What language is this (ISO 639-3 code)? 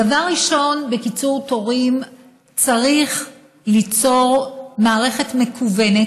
heb